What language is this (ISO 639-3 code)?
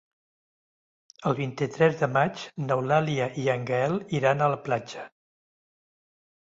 cat